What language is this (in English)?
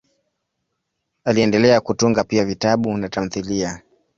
Swahili